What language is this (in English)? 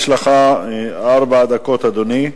Hebrew